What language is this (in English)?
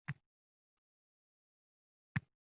Uzbek